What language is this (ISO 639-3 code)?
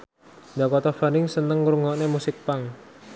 jav